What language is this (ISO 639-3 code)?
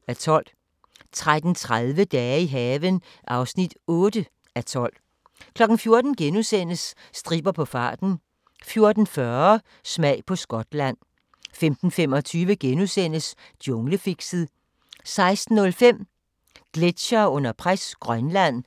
dan